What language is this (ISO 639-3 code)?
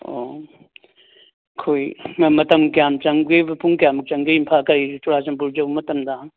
mni